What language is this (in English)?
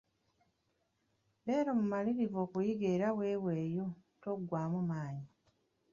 Ganda